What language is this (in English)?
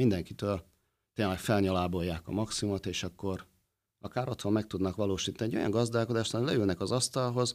Hungarian